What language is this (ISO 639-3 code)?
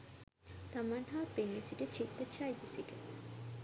sin